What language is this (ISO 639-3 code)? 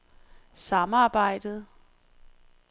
dan